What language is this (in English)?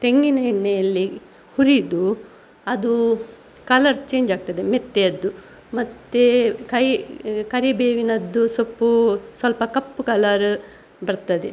Kannada